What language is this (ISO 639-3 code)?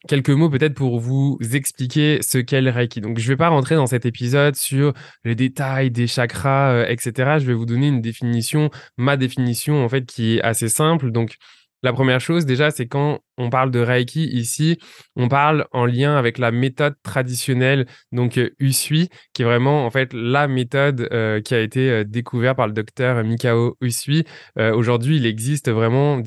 fra